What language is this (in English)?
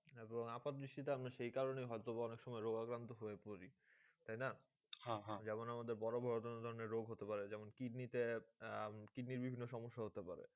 Bangla